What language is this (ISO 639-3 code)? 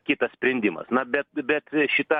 lit